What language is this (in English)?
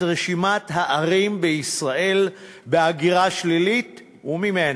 Hebrew